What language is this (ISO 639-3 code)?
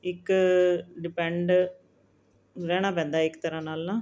pan